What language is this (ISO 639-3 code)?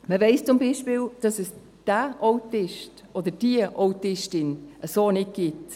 gsw